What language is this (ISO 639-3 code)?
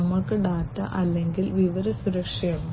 mal